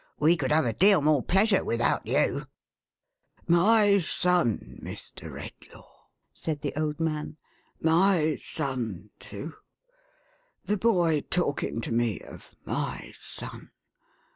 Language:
English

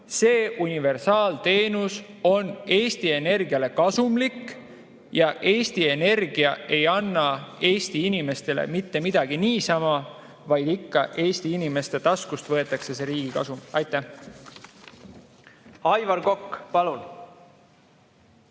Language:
Estonian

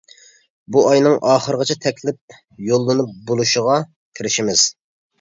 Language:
Uyghur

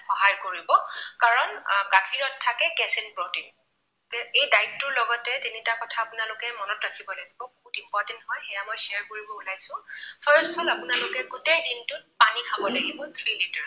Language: Assamese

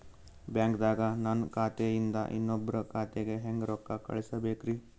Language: Kannada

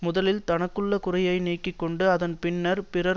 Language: Tamil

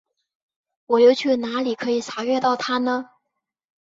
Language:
Chinese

